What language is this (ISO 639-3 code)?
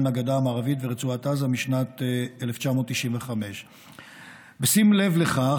heb